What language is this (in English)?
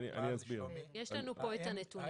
Hebrew